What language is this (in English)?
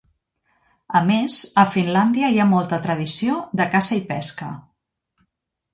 Catalan